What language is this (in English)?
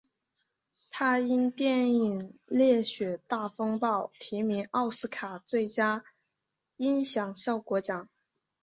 Chinese